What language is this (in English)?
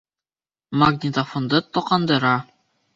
Bashkir